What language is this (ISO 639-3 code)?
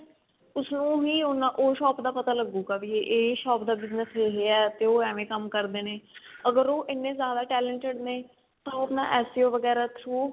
pan